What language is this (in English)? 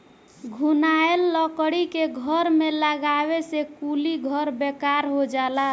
Bhojpuri